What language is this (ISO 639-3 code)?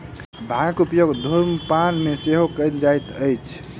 mai